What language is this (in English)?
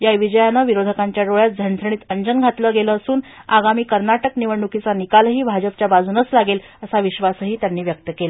Marathi